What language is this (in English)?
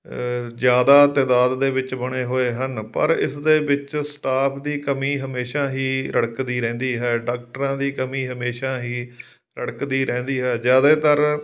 Punjabi